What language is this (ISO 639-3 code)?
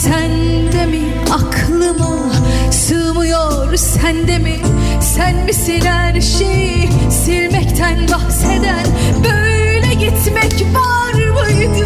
tur